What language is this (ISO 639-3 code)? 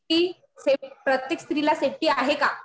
mar